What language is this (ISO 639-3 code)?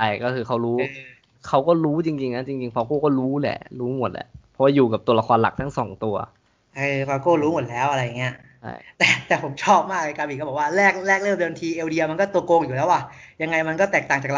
tha